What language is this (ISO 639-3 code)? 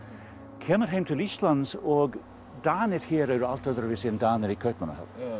isl